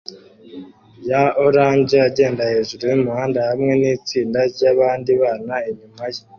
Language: Kinyarwanda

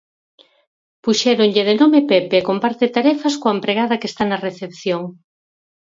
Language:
Galician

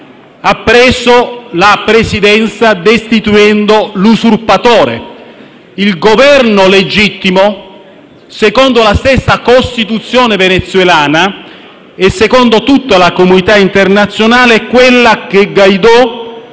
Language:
Italian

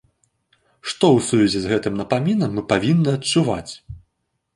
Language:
Belarusian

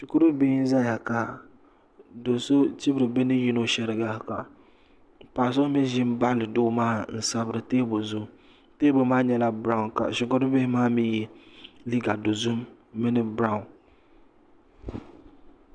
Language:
Dagbani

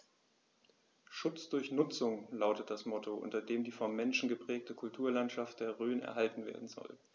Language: German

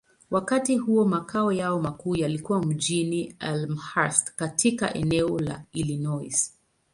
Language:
Swahili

